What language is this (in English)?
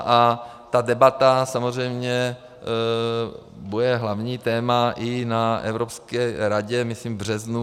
Czech